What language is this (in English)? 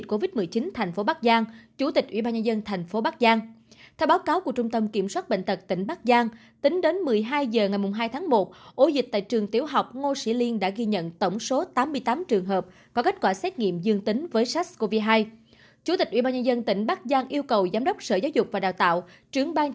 Vietnamese